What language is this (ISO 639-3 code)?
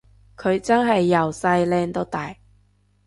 yue